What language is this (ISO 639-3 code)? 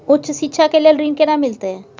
mai